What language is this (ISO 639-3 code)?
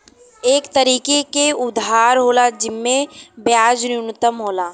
bho